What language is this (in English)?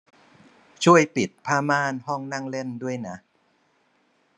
Thai